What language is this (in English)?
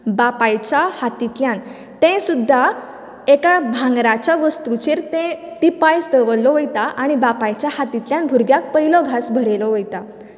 Konkani